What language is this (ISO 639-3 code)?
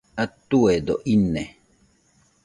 hux